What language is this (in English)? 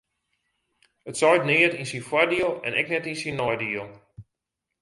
Western Frisian